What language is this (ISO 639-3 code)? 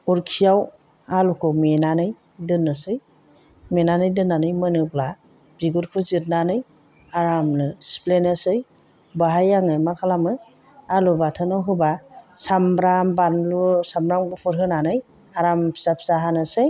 brx